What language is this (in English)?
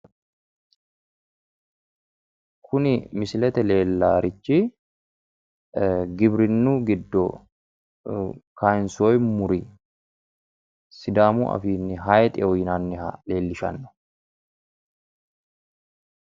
Sidamo